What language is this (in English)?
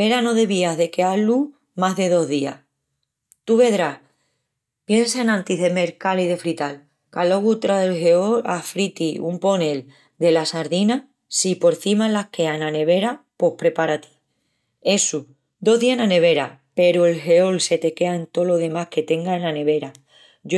Extremaduran